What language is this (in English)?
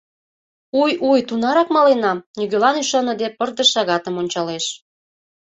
Mari